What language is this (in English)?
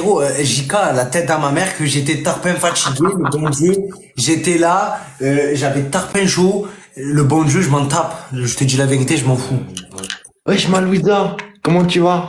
French